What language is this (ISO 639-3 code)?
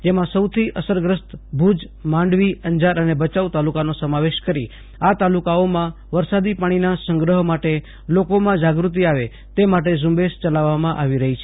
guj